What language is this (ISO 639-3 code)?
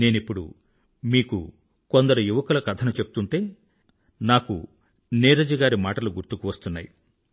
tel